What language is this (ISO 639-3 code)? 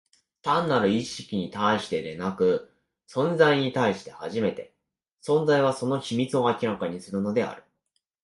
jpn